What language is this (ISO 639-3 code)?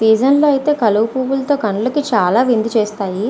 tel